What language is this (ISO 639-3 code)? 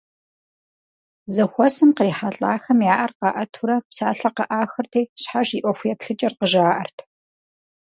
kbd